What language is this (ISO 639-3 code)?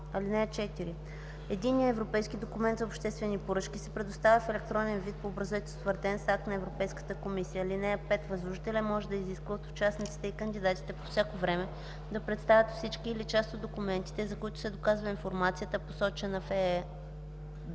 bul